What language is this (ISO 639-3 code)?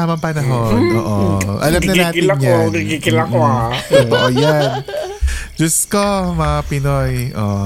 fil